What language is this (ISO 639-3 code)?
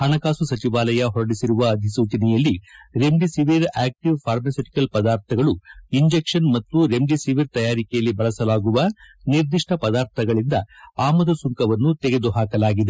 kan